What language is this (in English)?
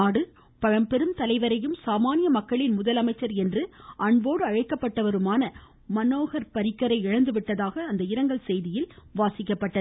Tamil